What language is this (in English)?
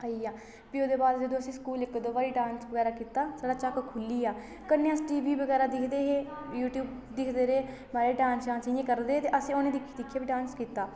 Dogri